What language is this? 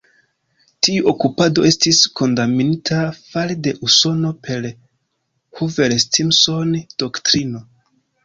Esperanto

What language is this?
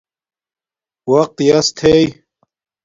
Domaaki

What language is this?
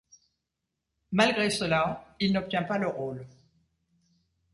French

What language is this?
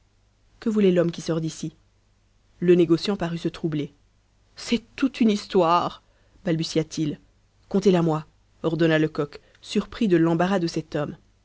French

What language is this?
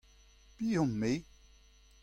Breton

